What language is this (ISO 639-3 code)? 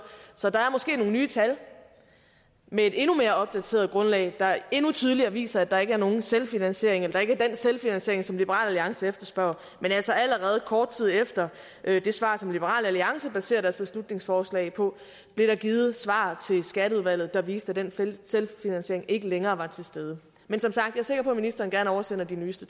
dan